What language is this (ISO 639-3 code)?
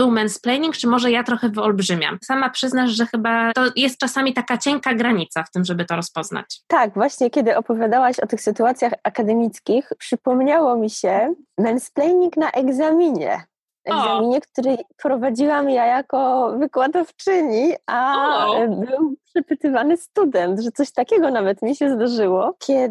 pol